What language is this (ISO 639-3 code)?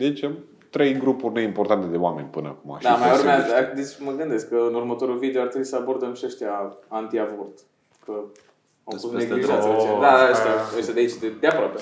ron